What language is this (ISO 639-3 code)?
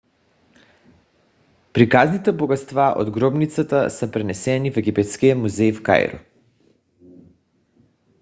bul